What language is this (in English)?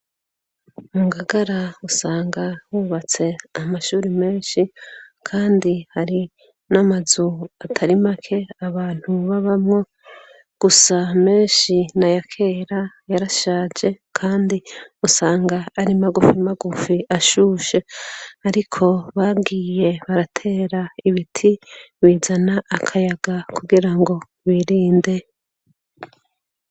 Rundi